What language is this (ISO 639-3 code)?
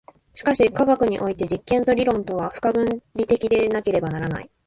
jpn